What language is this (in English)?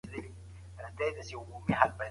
Pashto